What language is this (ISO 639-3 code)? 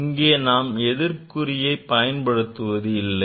tam